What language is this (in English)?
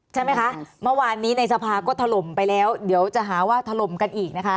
Thai